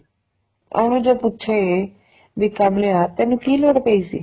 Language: Punjabi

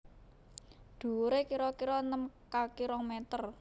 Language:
Javanese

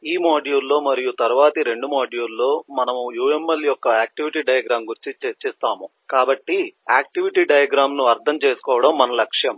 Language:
Telugu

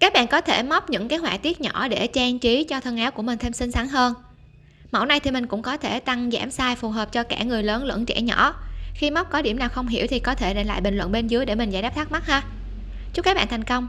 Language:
Vietnamese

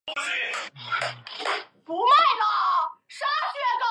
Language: Chinese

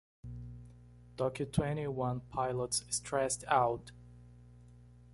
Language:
Portuguese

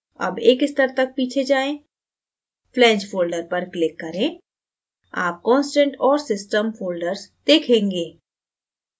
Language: Hindi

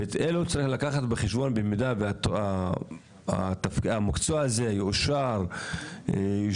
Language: Hebrew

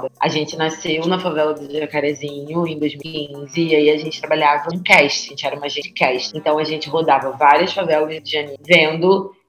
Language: Portuguese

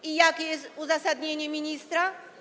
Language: Polish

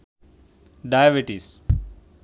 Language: Bangla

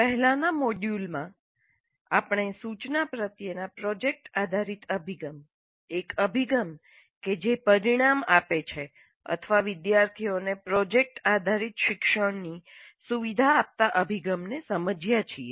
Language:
Gujarati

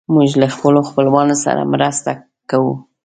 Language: Pashto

